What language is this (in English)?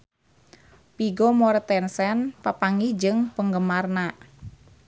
Sundanese